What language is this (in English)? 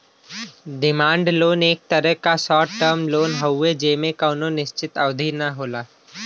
Bhojpuri